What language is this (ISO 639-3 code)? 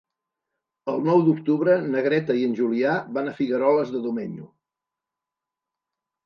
cat